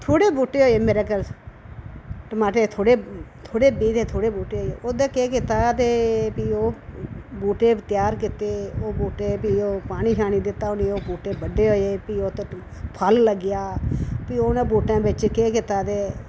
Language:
Dogri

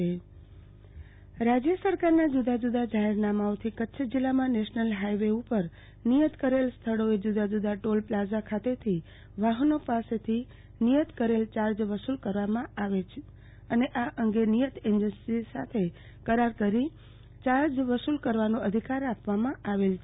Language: Gujarati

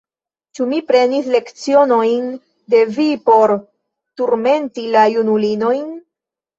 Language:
Esperanto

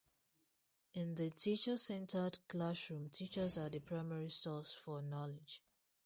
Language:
English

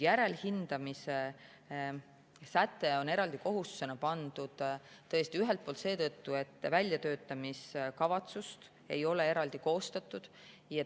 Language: Estonian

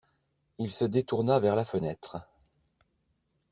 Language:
French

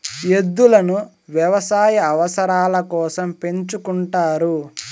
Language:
Telugu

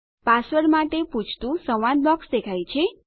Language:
Gujarati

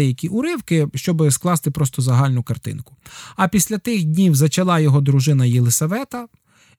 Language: Ukrainian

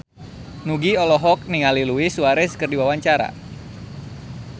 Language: Sundanese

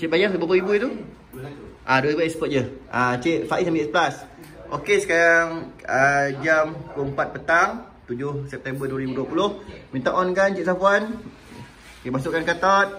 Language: Malay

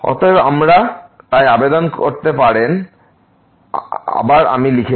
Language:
Bangla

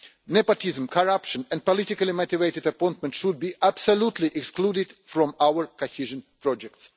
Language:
English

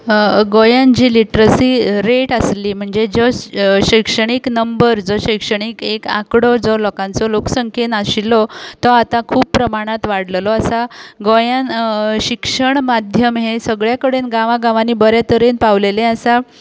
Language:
Konkani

